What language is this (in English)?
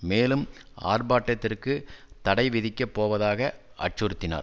Tamil